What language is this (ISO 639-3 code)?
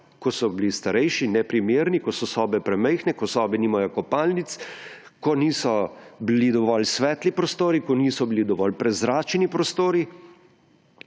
slv